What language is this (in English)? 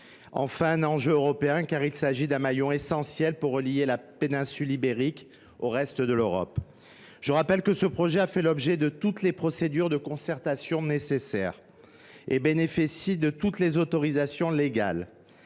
French